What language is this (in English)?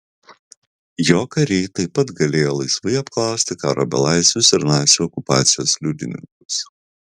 Lithuanian